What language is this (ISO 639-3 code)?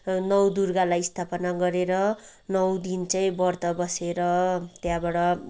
nep